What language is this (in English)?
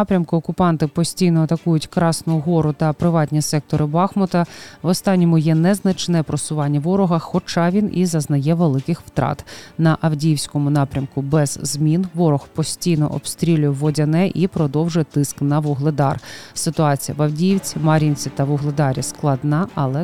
Ukrainian